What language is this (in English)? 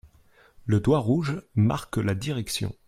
French